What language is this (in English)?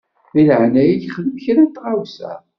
Kabyle